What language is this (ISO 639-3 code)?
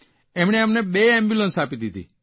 guj